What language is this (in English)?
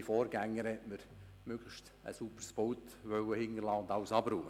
Swiss German